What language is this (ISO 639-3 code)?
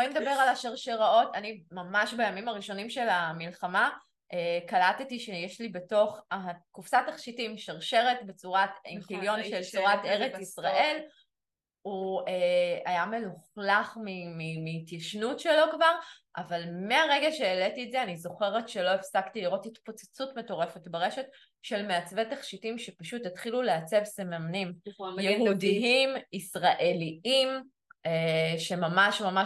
heb